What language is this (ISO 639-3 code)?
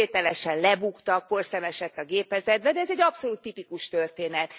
hun